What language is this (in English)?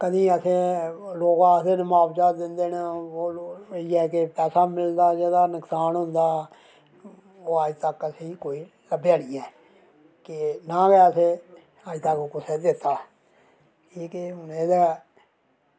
Dogri